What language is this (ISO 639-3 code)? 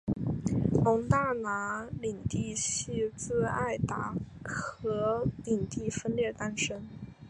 zho